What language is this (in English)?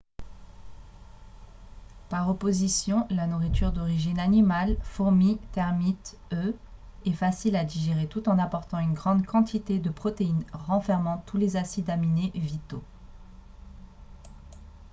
French